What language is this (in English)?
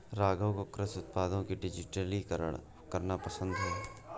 Hindi